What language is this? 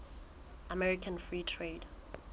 Southern Sotho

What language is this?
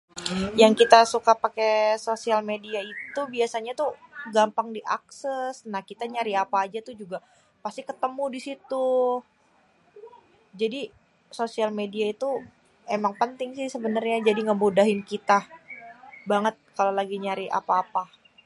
Betawi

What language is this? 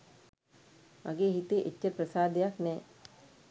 Sinhala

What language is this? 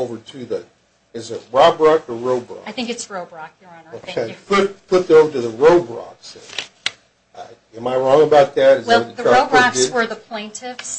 English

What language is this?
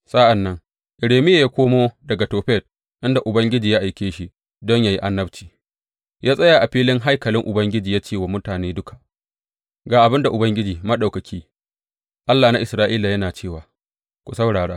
Hausa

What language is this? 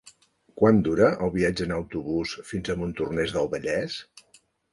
Catalan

